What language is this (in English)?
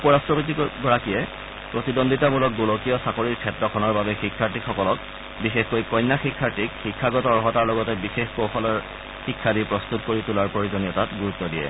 Assamese